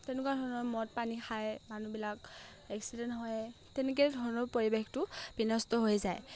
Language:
Assamese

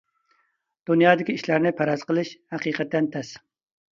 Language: Uyghur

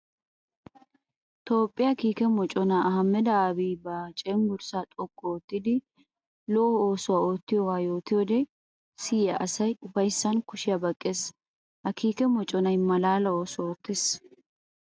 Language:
Wolaytta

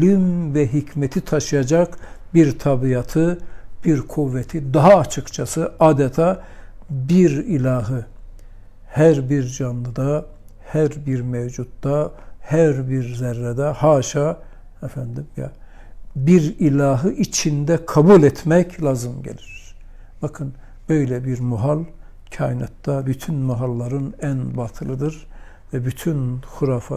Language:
Turkish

